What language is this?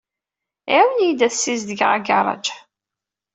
Kabyle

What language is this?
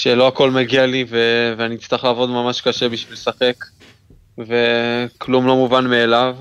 Hebrew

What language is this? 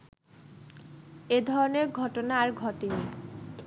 Bangla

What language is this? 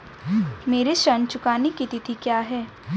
Hindi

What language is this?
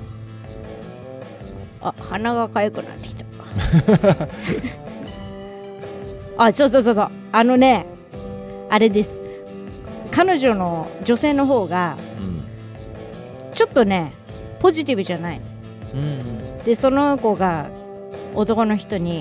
Japanese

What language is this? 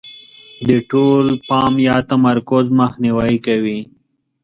Pashto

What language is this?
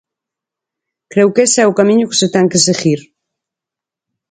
Galician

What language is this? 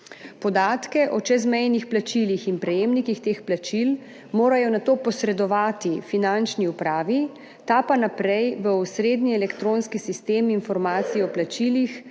Slovenian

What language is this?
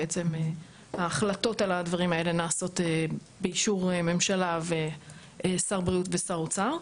Hebrew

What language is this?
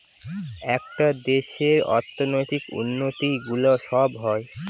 Bangla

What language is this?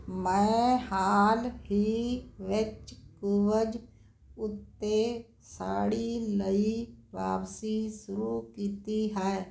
Punjabi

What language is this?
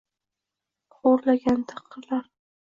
Uzbek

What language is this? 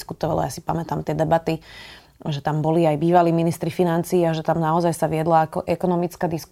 Slovak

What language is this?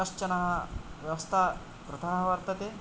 Sanskrit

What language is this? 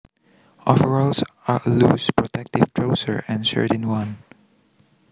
Javanese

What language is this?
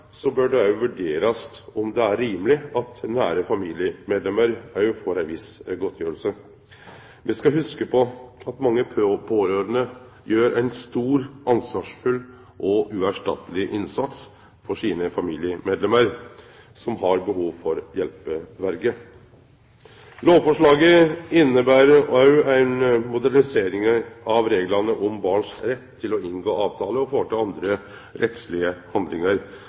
Norwegian Nynorsk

